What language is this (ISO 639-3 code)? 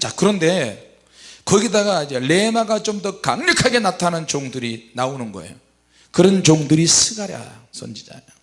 kor